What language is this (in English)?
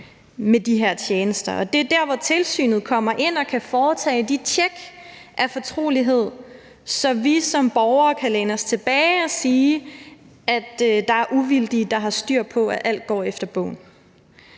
Danish